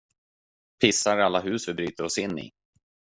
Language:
Swedish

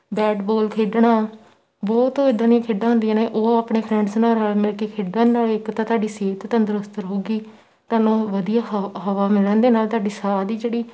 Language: Punjabi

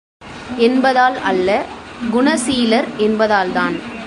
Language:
Tamil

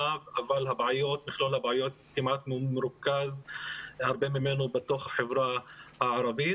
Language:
Hebrew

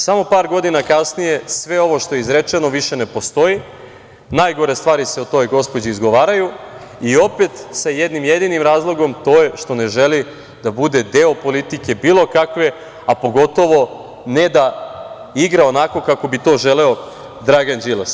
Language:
Serbian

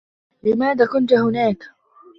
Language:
Arabic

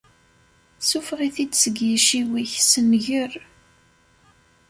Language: Kabyle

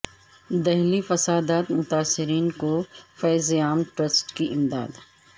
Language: Urdu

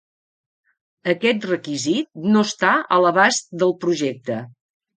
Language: Catalan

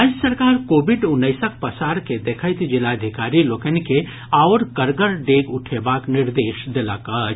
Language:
Maithili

